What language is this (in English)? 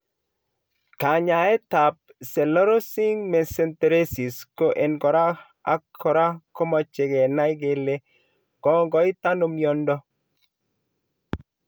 Kalenjin